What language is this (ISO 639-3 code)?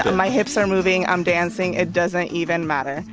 eng